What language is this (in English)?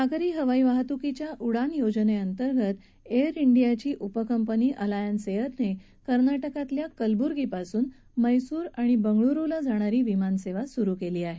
Marathi